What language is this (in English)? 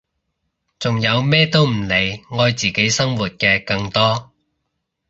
Cantonese